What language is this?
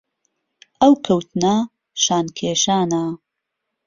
Central Kurdish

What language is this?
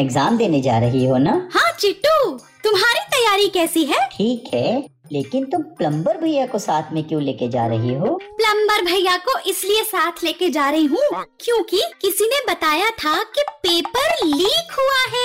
Hindi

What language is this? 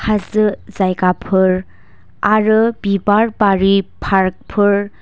Bodo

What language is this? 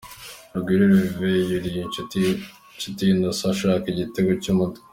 Kinyarwanda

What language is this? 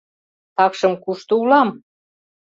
Mari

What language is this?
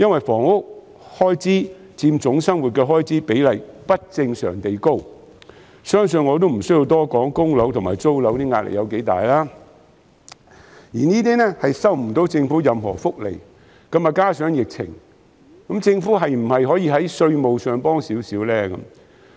Cantonese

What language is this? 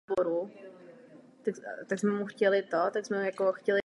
Czech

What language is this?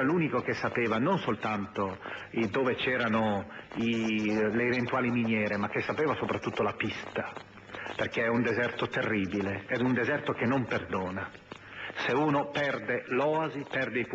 Italian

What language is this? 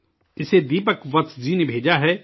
Urdu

